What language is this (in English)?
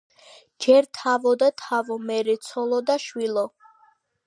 Georgian